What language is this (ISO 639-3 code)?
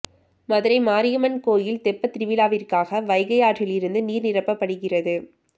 tam